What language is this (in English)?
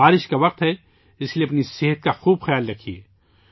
Urdu